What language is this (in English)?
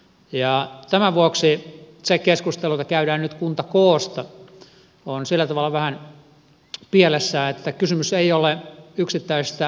Finnish